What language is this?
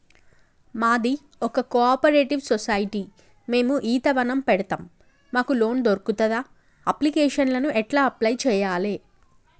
Telugu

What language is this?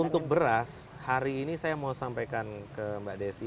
Indonesian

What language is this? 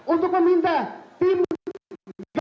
Indonesian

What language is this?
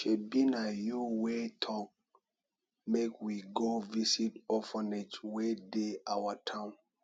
Nigerian Pidgin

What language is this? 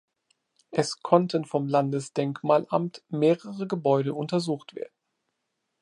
German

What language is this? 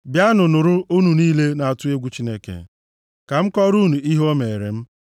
Igbo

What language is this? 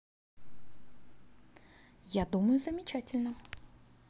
Russian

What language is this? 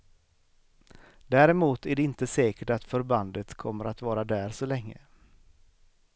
Swedish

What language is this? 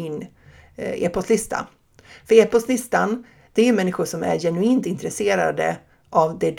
Swedish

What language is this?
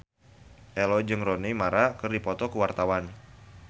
Sundanese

